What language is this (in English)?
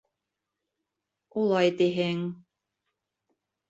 Bashkir